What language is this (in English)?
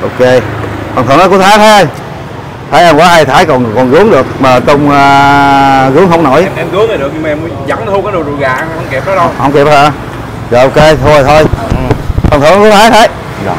Vietnamese